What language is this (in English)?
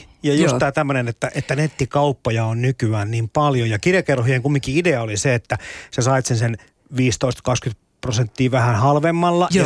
Finnish